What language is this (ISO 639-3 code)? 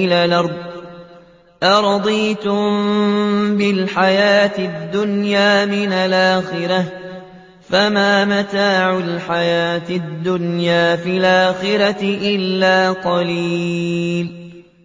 ara